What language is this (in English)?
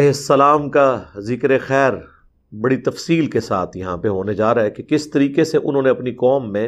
Urdu